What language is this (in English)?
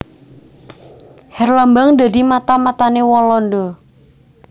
Javanese